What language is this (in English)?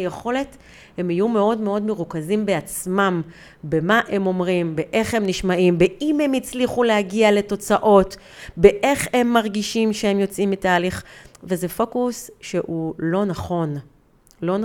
Hebrew